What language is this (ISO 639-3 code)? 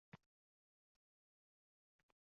uzb